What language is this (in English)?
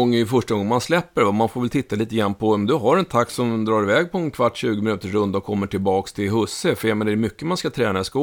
Swedish